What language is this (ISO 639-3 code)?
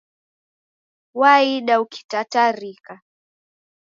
dav